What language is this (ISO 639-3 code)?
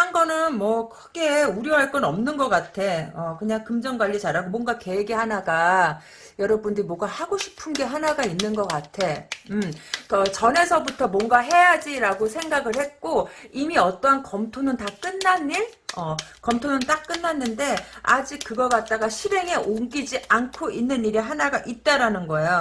kor